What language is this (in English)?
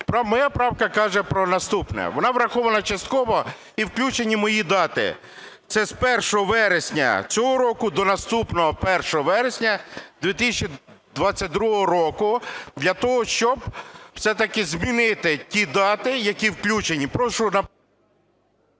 Ukrainian